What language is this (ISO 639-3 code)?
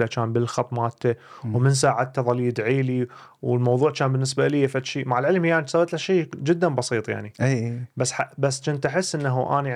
ara